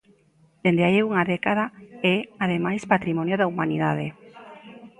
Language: Galician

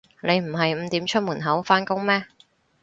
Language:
Cantonese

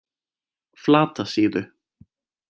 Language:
Icelandic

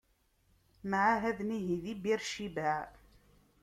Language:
Kabyle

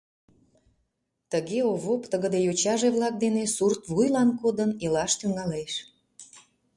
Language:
Mari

